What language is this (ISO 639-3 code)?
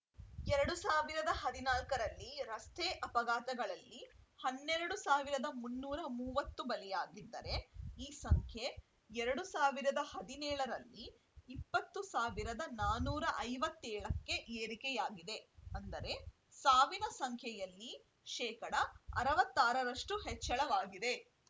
kan